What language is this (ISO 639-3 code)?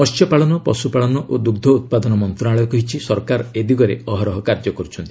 ori